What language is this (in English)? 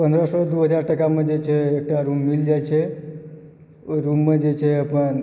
Maithili